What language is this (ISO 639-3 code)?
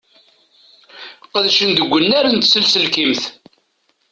kab